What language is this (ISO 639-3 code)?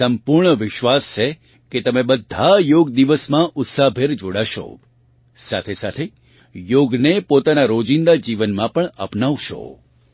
guj